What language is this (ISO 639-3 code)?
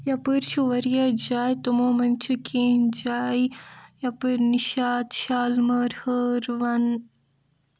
kas